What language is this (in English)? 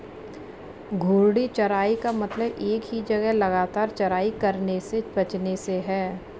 Hindi